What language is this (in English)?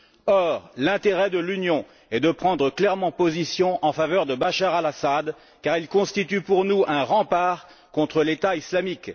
French